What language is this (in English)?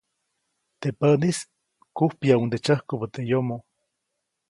Copainalá Zoque